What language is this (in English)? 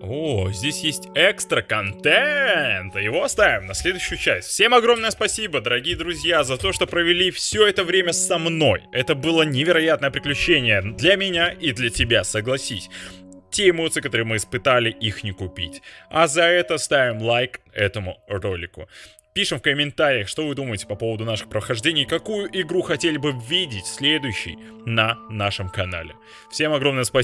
Russian